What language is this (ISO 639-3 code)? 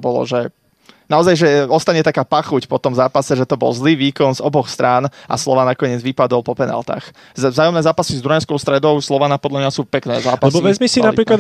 slk